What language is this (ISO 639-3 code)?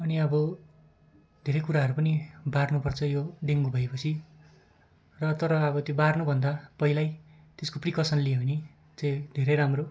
nep